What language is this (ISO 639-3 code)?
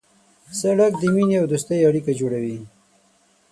pus